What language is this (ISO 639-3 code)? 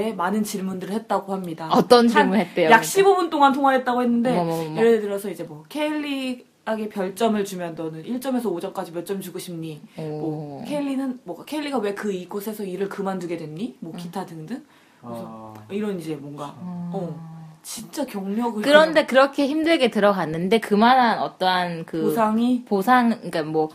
kor